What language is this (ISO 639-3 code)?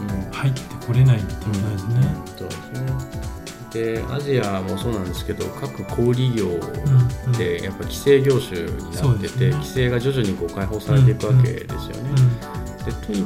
jpn